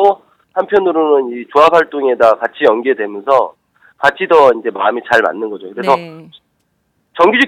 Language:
Korean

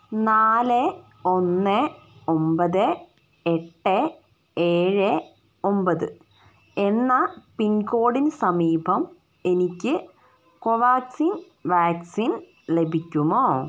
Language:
Malayalam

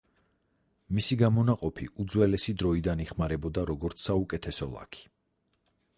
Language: Georgian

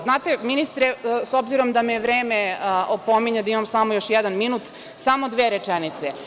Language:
Serbian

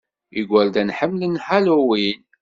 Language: Kabyle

